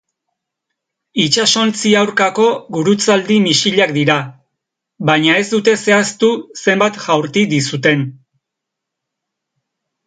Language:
Basque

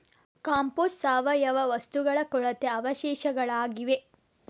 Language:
Kannada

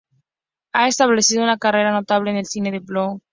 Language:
Spanish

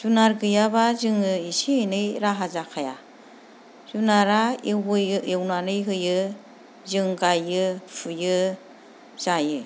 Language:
Bodo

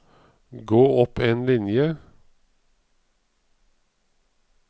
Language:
Norwegian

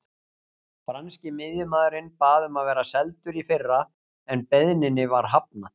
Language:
Icelandic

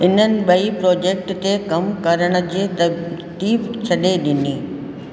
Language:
Sindhi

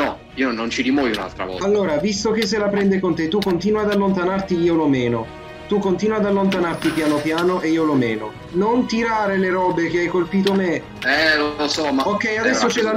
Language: Italian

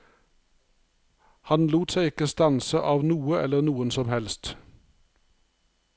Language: Norwegian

